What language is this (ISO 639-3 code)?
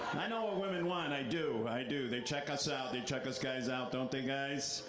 eng